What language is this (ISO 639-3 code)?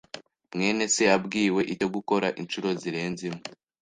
kin